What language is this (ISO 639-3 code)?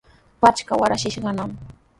qws